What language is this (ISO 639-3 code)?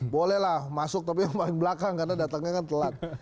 ind